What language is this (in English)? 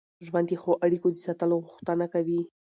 Pashto